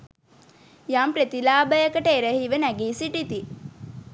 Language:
Sinhala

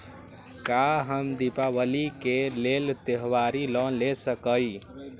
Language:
Magahi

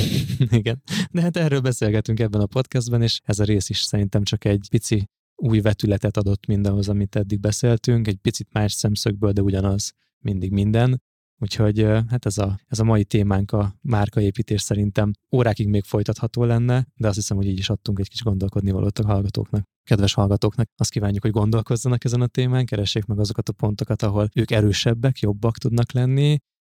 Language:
Hungarian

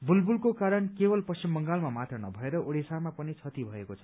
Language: Nepali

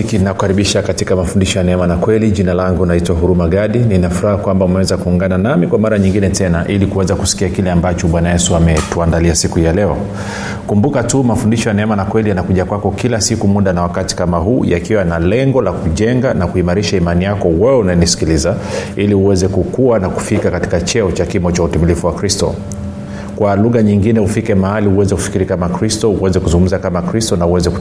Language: Swahili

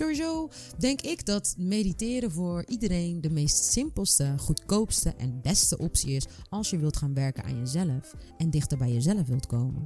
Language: Dutch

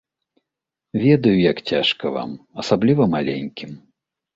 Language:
Belarusian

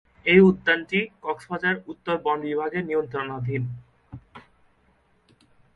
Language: Bangla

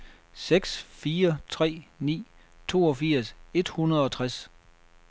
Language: Danish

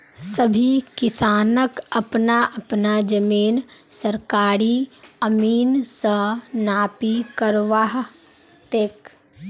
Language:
Magahi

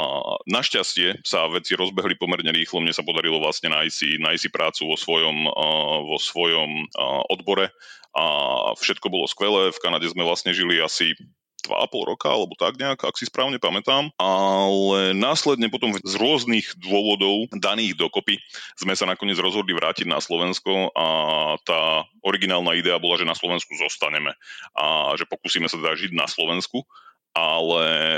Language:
Slovak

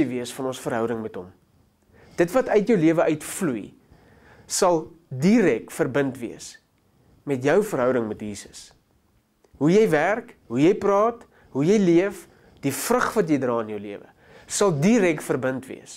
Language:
Dutch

